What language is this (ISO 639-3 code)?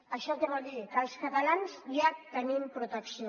cat